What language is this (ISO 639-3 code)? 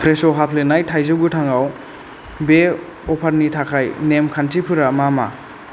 brx